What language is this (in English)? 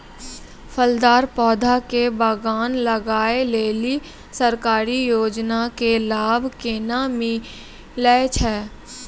Maithili